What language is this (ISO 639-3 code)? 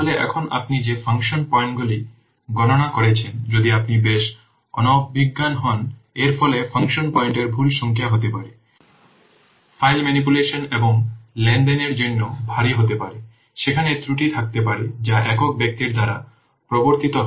ben